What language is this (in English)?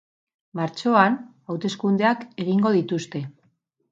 Basque